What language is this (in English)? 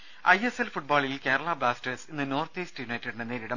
Malayalam